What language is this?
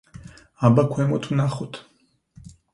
Georgian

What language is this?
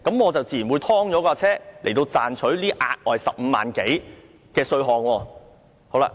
Cantonese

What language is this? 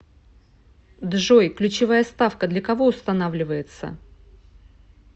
Russian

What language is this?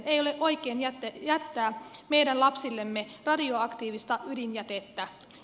Finnish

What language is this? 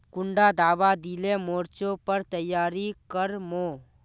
Magahi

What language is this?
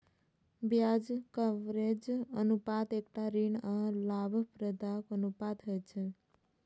Maithili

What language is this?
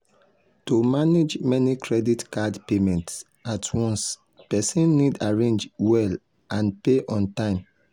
Nigerian Pidgin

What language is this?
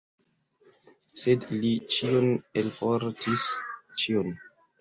Esperanto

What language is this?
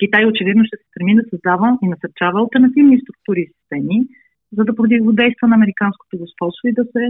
Bulgarian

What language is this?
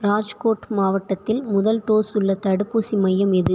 Tamil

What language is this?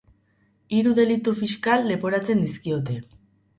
Basque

